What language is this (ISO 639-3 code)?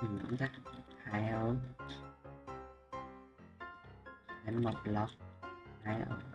vie